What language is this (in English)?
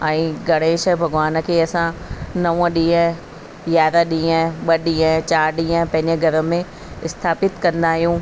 Sindhi